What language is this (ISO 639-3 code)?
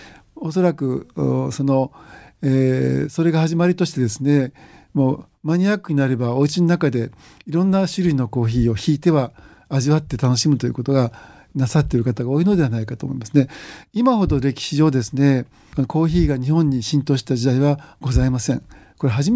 jpn